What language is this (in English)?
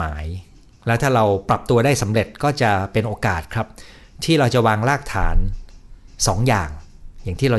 Thai